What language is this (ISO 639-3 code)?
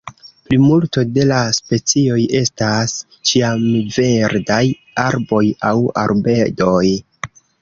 epo